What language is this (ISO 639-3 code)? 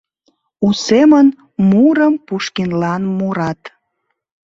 chm